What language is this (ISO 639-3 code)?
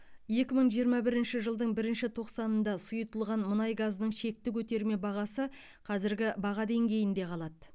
kaz